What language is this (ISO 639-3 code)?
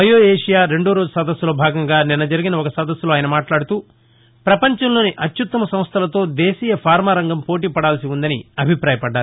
tel